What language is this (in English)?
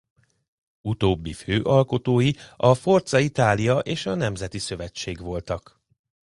Hungarian